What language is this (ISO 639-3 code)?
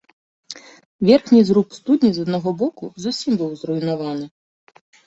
bel